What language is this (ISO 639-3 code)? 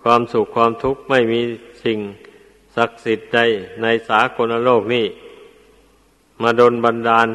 tha